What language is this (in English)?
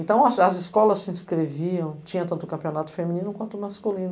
Portuguese